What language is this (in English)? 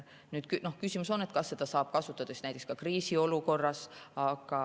Estonian